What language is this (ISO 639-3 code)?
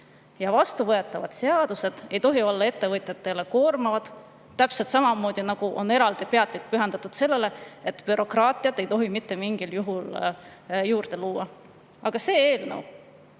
est